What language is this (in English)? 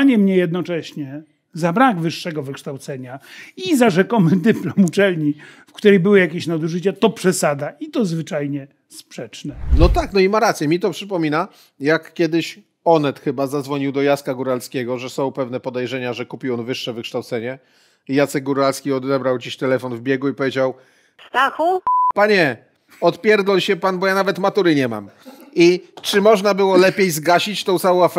Polish